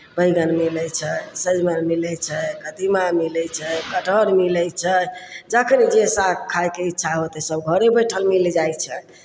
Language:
Maithili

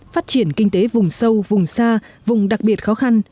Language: Vietnamese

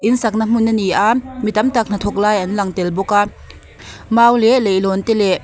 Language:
Mizo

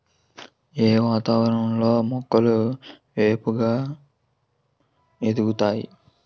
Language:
Telugu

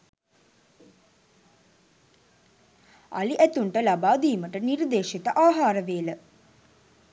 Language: Sinhala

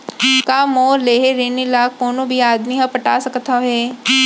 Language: Chhattisgarhi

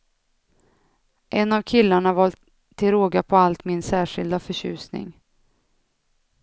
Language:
Swedish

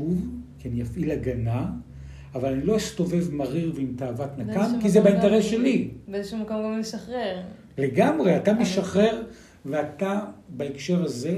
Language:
Hebrew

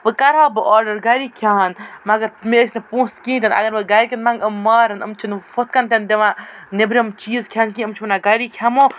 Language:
Kashmiri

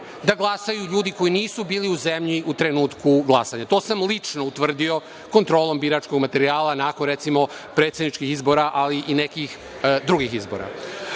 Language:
Serbian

